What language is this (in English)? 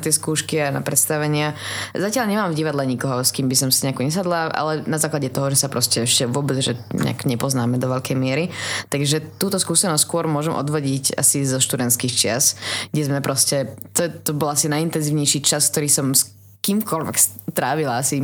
Slovak